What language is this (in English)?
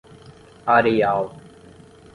Portuguese